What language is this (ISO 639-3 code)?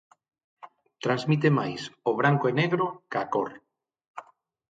glg